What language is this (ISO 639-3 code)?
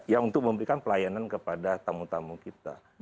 ind